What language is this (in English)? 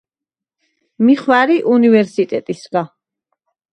Svan